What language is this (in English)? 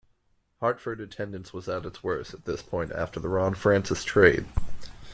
English